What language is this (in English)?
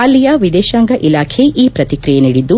Kannada